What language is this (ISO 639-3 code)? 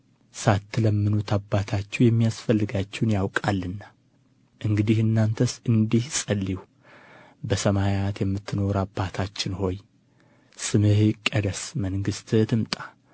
amh